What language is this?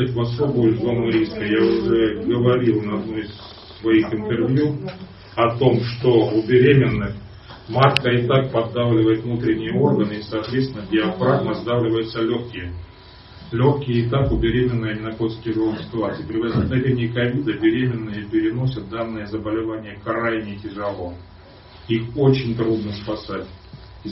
Russian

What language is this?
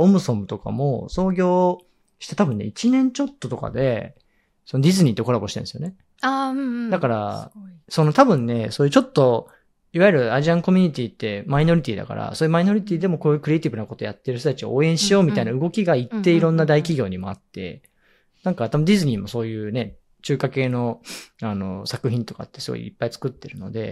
Japanese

